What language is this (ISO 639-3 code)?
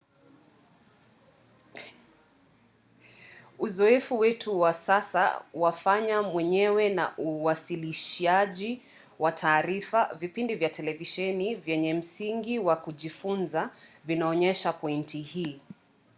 swa